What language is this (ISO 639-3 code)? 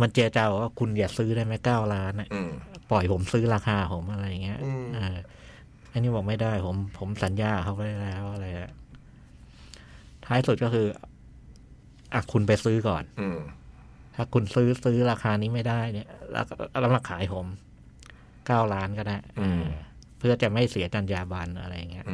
tha